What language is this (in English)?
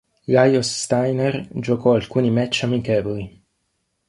Italian